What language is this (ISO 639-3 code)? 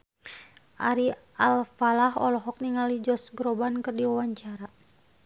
sun